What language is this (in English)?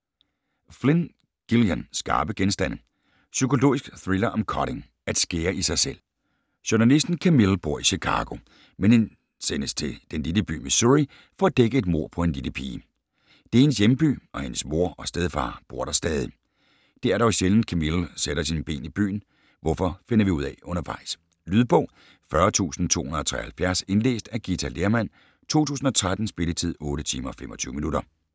Danish